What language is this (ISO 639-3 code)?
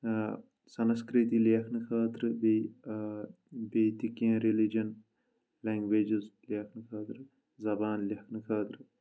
kas